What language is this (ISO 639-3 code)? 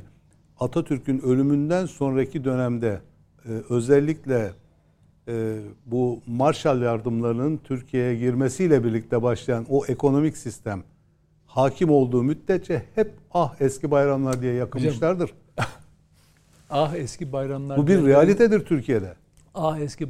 tur